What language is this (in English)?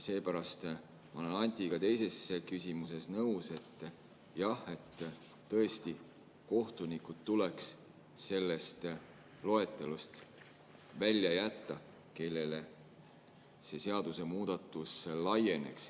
Estonian